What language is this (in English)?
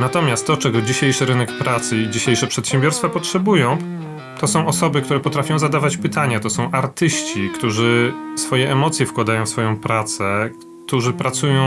Polish